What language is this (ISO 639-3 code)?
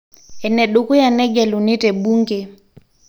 mas